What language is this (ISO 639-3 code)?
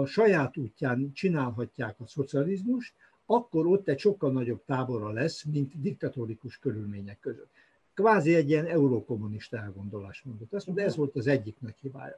hun